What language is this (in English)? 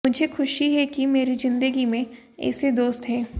Hindi